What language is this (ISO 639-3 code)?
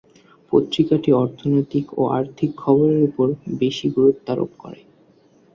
ben